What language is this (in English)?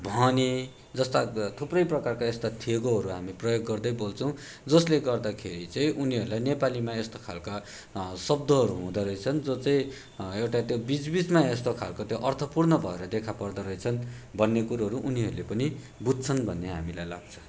Nepali